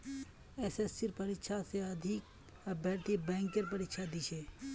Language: Magahi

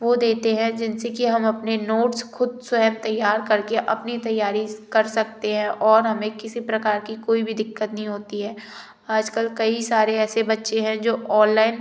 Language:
Hindi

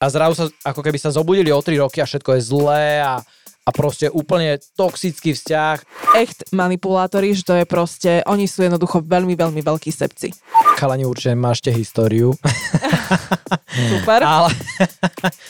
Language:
Slovak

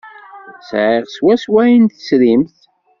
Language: Kabyle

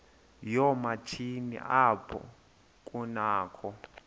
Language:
Xhosa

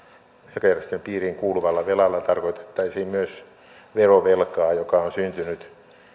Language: Finnish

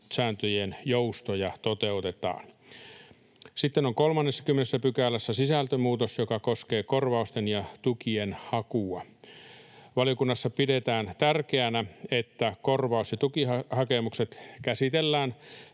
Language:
Finnish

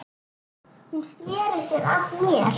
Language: Icelandic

